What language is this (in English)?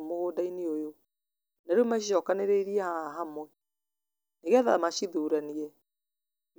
Kikuyu